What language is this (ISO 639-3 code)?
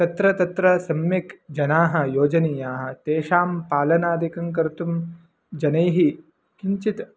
san